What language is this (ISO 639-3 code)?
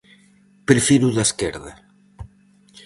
glg